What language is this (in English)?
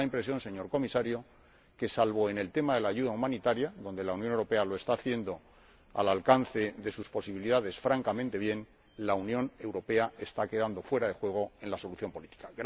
Spanish